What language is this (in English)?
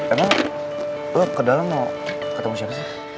Indonesian